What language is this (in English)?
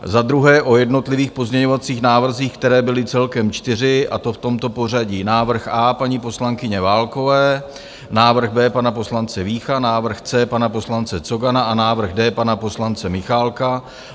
Czech